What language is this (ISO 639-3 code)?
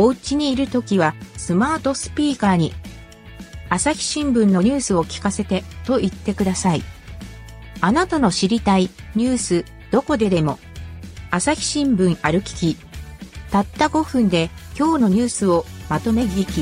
jpn